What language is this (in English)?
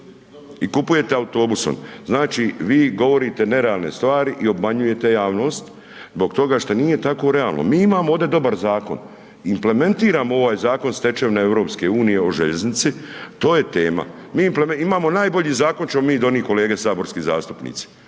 Croatian